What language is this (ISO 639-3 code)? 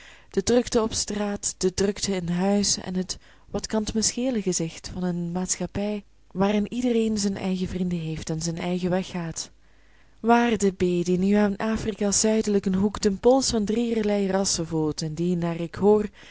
nld